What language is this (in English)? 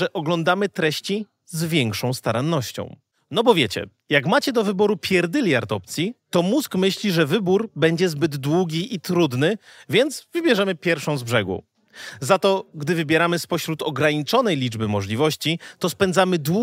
Polish